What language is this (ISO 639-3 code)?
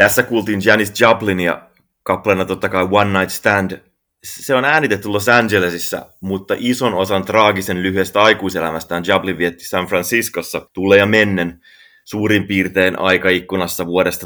fin